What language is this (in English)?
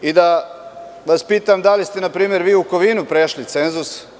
Serbian